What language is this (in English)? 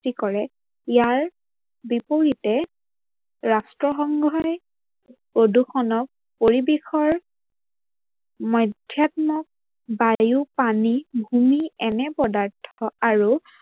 Assamese